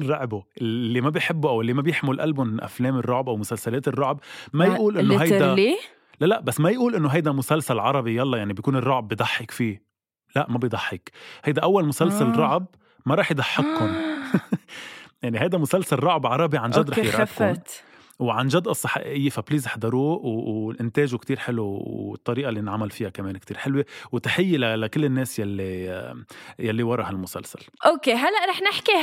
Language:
Arabic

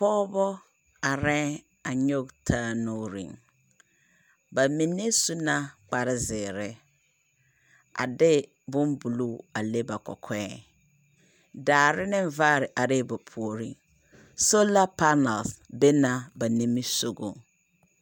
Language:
Southern Dagaare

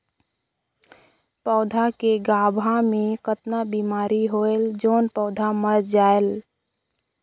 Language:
Chhattisgarhi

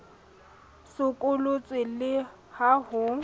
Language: Southern Sotho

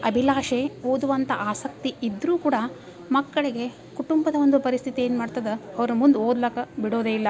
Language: Kannada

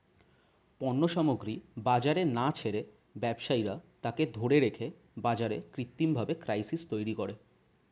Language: Bangla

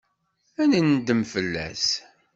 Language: Kabyle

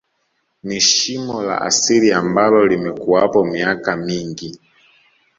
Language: Swahili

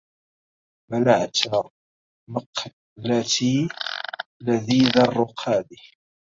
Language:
Arabic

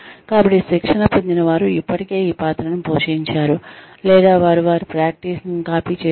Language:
Telugu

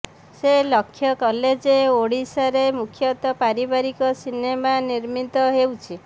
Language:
Odia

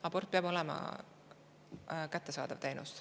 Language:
Estonian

